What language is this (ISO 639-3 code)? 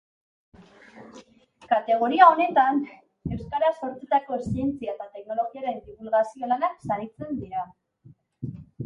eus